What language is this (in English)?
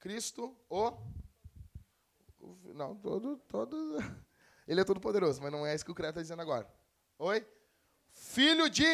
Portuguese